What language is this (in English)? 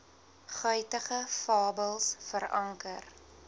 Afrikaans